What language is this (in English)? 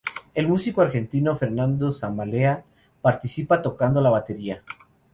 Spanish